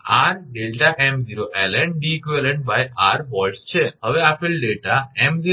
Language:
Gujarati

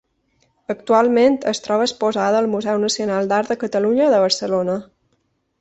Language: Catalan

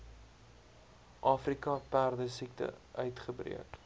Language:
Afrikaans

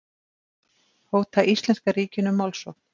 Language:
Icelandic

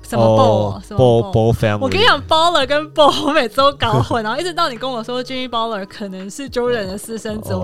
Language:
Chinese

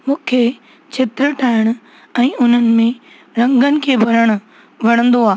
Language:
Sindhi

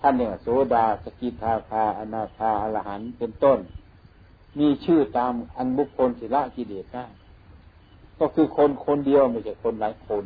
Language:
Thai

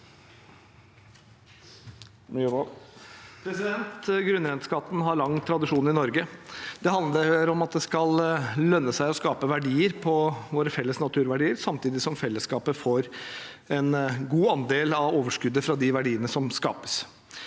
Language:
Norwegian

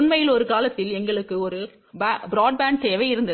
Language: Tamil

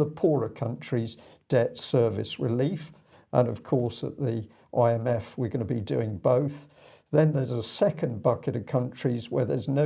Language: English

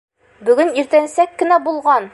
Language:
Bashkir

